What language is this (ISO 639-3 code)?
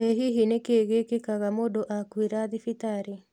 kik